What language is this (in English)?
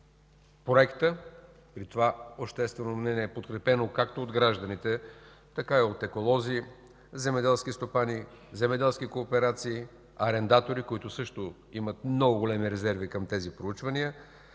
Bulgarian